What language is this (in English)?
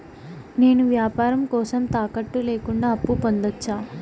Telugu